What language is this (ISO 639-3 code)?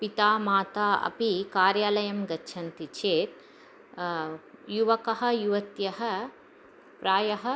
san